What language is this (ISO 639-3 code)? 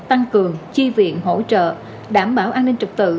vie